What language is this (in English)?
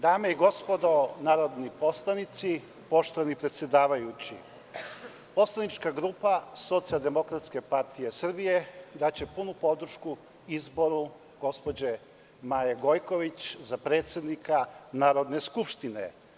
Serbian